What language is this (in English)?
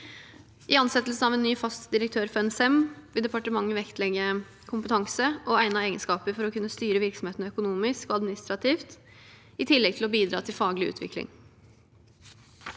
Norwegian